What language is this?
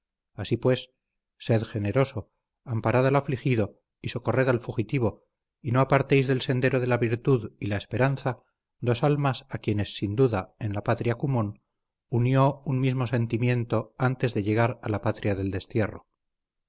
Spanish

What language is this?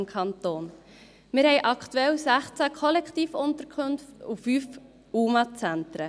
Swiss German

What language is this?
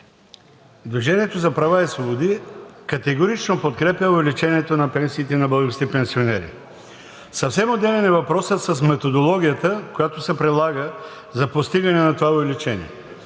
Bulgarian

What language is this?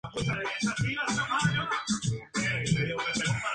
Spanish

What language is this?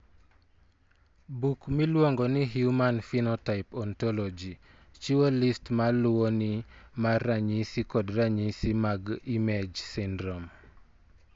Luo (Kenya and Tanzania)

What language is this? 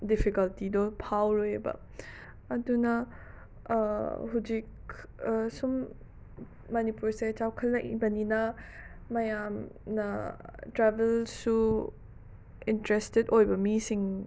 Manipuri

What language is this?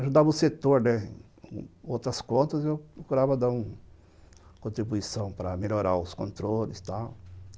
Portuguese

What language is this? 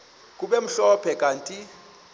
Xhosa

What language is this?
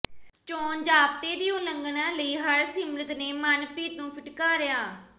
Punjabi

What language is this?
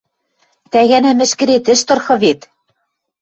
Western Mari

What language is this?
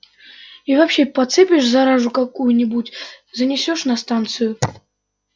Russian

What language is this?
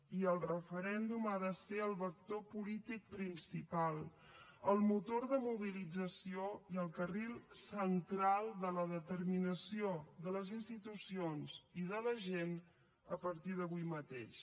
Catalan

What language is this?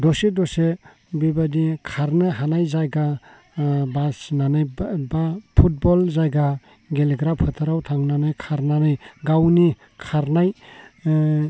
Bodo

